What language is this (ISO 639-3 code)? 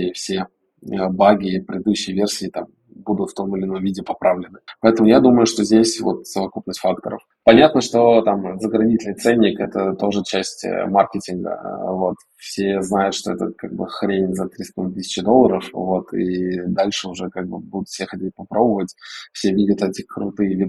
rus